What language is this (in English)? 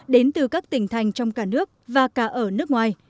Vietnamese